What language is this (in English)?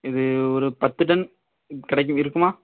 Tamil